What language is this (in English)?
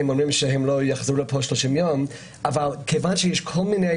Hebrew